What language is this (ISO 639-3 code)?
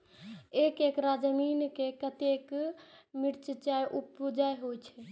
mai